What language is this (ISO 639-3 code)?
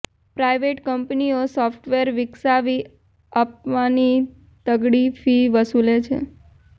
guj